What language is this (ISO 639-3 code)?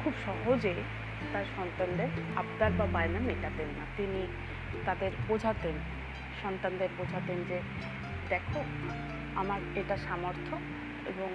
ben